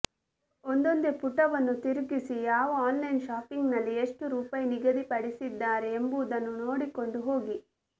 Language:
Kannada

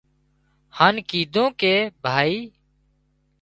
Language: Wadiyara Koli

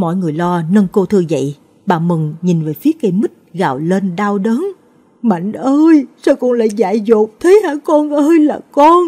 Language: Vietnamese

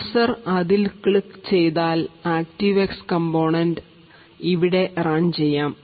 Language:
Malayalam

